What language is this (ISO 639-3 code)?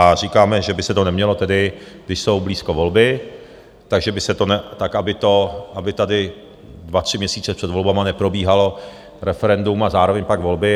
ces